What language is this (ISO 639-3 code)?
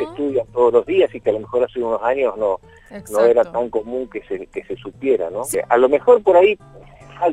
spa